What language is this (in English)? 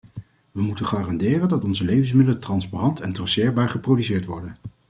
Dutch